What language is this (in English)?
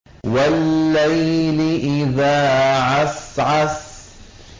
Arabic